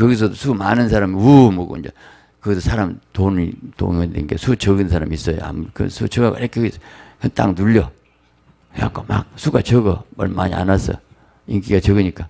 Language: Korean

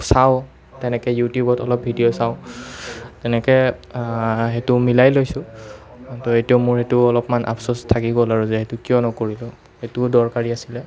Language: Assamese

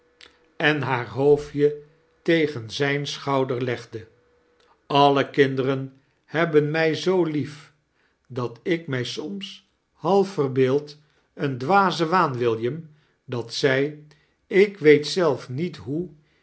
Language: Dutch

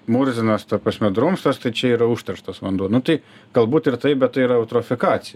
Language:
Lithuanian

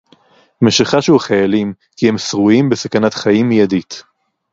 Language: Hebrew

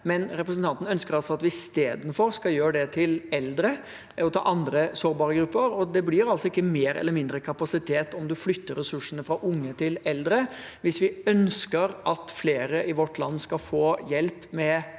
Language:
Norwegian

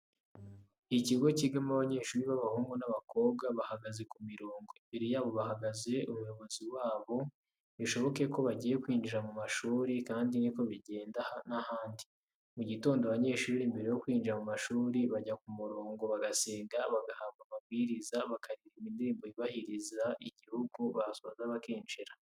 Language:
Kinyarwanda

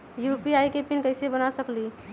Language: Magahi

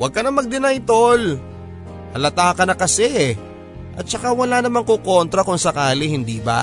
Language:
Filipino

